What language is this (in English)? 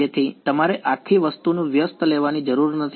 Gujarati